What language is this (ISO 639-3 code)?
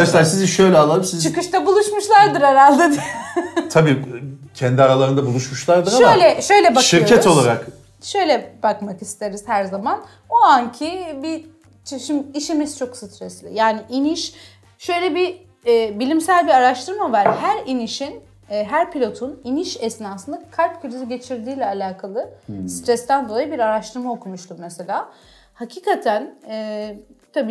tur